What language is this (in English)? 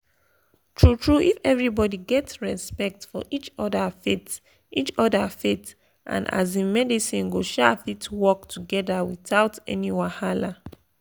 Nigerian Pidgin